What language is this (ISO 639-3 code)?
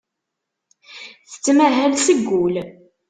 kab